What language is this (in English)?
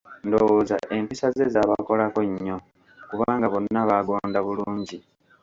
Ganda